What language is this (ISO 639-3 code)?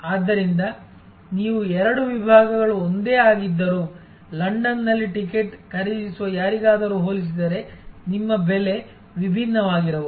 kan